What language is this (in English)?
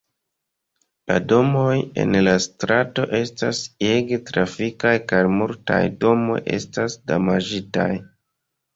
Esperanto